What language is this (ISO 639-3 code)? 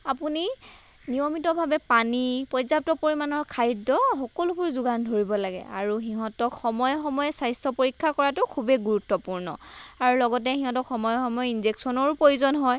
asm